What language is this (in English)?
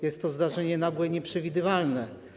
Polish